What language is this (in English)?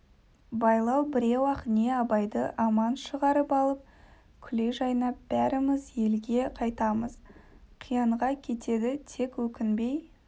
Kazakh